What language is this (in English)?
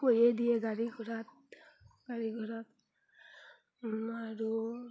Assamese